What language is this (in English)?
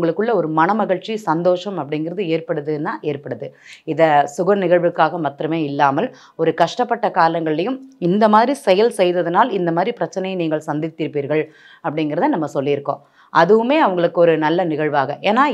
Arabic